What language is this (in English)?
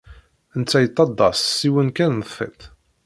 Kabyle